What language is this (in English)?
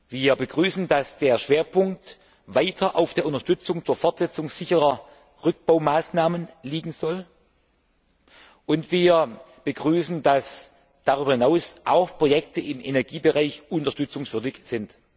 German